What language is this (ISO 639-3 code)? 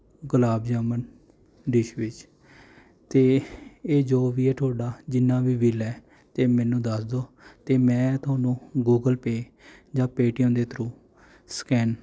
pan